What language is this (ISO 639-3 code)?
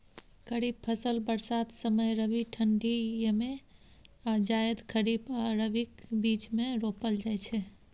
mai